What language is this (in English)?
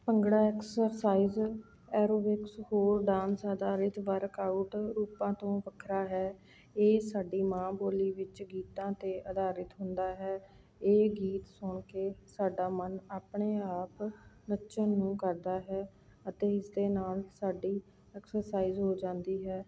Punjabi